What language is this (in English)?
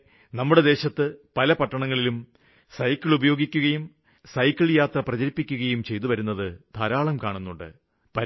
Malayalam